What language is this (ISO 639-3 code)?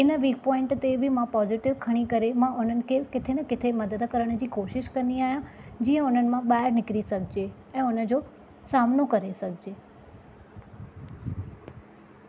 snd